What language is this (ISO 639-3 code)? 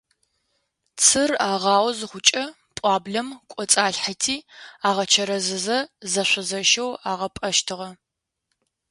ady